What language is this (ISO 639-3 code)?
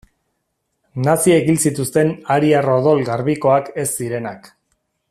eus